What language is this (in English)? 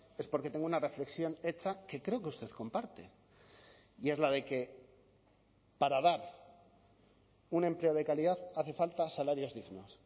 Spanish